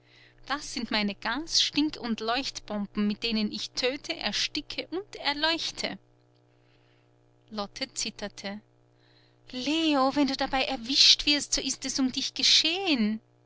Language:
German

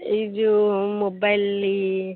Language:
Odia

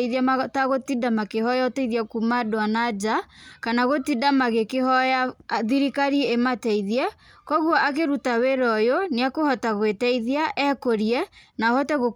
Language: Kikuyu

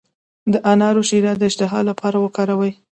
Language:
Pashto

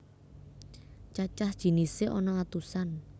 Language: Javanese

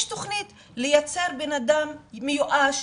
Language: Hebrew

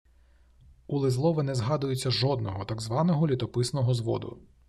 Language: Ukrainian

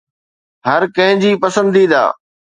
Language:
Sindhi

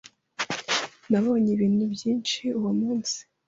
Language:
Kinyarwanda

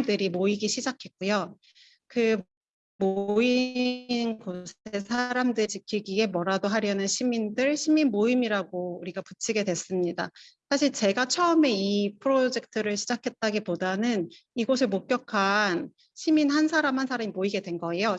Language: Korean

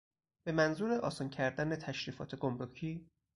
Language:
Persian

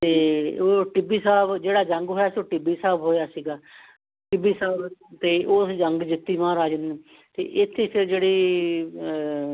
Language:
Punjabi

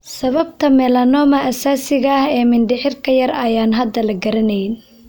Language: Somali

